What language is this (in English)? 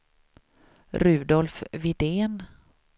Swedish